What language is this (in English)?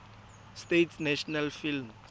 Tswana